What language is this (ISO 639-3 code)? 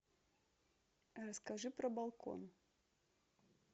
rus